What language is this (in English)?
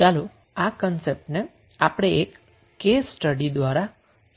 Gujarati